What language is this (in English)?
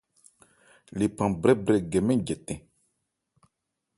Ebrié